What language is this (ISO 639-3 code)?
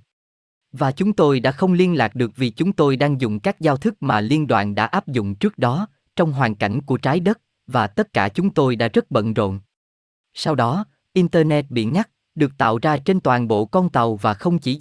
vie